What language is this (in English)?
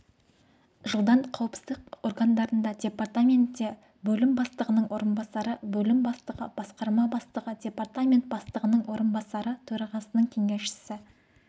Kazakh